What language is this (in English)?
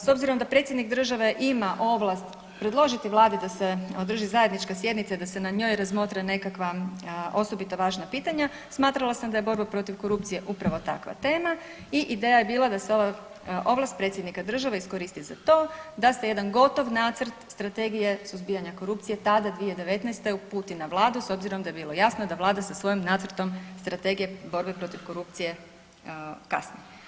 Croatian